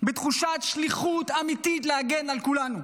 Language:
Hebrew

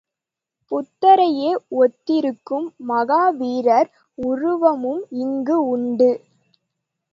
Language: Tamil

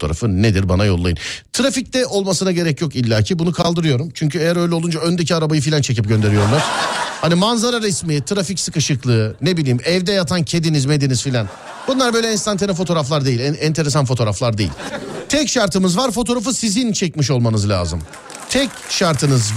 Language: Turkish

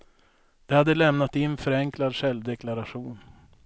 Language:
Swedish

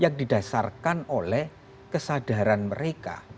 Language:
Indonesian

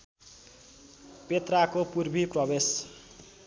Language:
Nepali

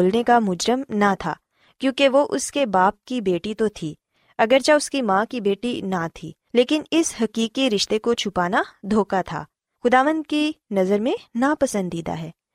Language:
Urdu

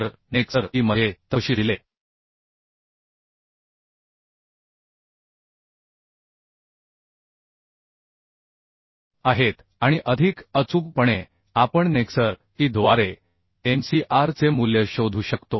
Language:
Marathi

